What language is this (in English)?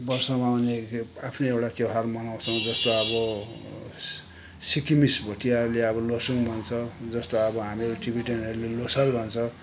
Nepali